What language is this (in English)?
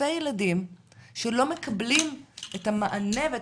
Hebrew